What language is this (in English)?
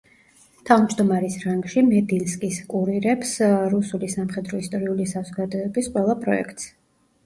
Georgian